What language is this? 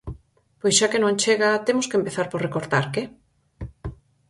Galician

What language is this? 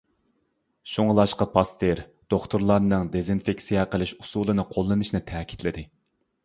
Uyghur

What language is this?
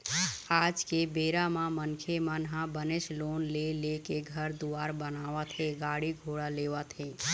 Chhattisgarhi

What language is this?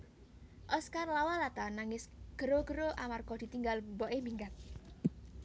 Javanese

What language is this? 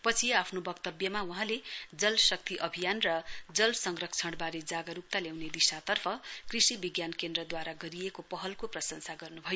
Nepali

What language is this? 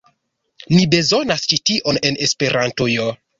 Esperanto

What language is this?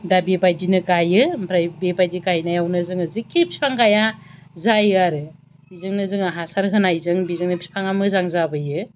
Bodo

